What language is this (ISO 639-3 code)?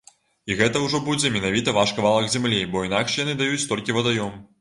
bel